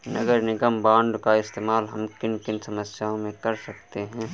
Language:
Hindi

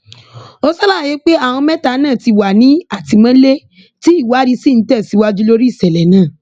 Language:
Yoruba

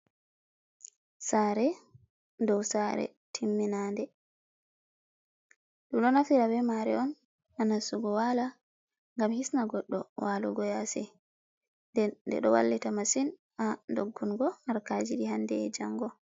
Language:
Fula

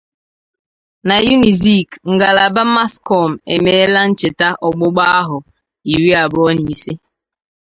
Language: Igbo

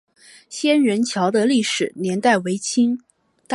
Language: Chinese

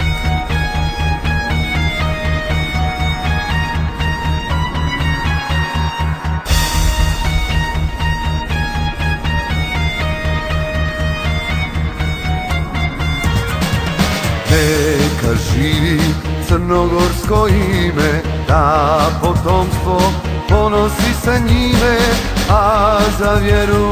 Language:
Romanian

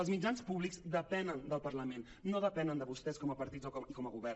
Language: Catalan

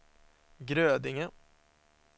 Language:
Swedish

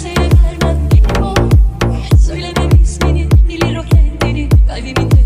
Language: Romanian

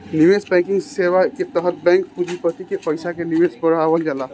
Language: Bhojpuri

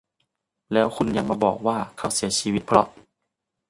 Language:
Thai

